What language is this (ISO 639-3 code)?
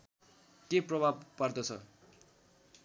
nep